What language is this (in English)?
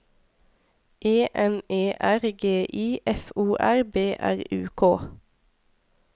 Norwegian